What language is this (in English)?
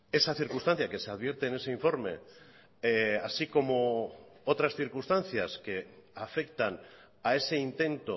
Spanish